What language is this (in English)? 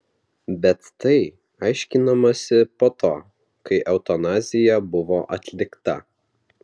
Lithuanian